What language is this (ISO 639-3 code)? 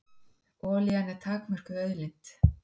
isl